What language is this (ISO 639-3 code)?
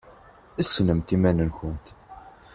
kab